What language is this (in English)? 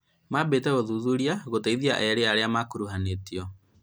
Kikuyu